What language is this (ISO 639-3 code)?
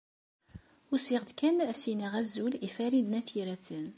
kab